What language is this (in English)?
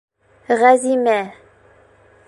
Bashkir